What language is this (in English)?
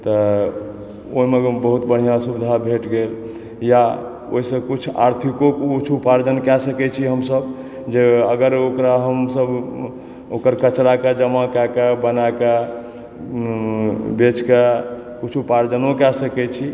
Maithili